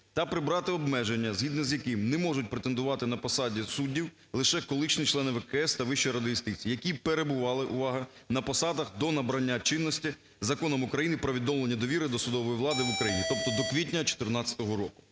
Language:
Ukrainian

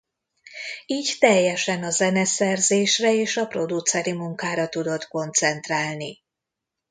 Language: Hungarian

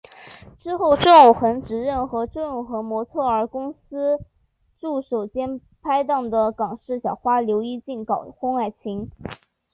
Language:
Chinese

